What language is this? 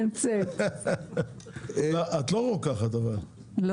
Hebrew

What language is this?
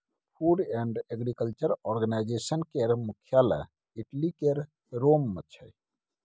Maithili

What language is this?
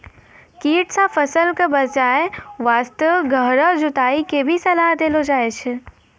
Maithili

